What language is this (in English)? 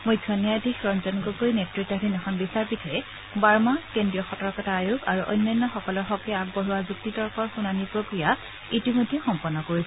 Assamese